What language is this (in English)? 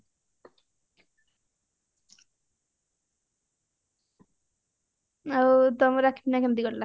Odia